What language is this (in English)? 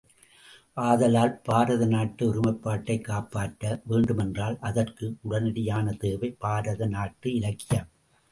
Tamil